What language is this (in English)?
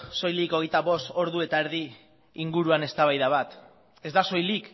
Basque